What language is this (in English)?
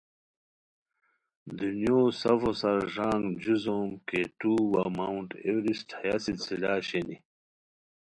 Khowar